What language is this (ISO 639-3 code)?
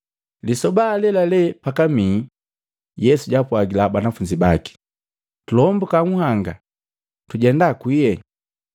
mgv